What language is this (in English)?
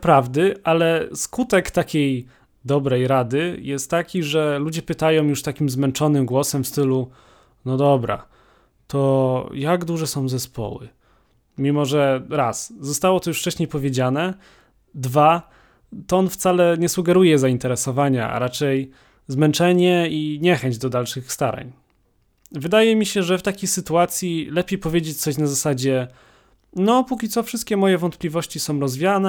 Polish